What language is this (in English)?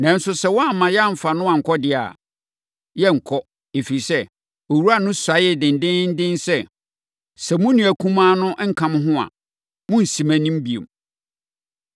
Akan